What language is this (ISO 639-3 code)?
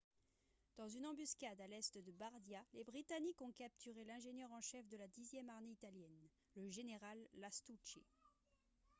fra